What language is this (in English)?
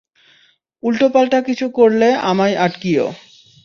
Bangla